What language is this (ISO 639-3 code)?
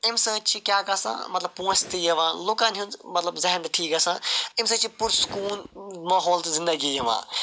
kas